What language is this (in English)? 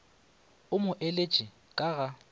Northern Sotho